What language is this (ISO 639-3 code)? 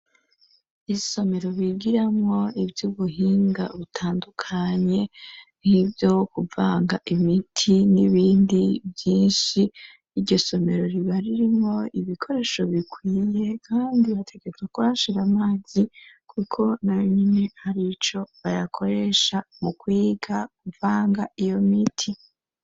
run